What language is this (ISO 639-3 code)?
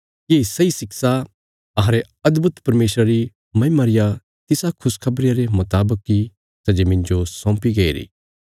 kfs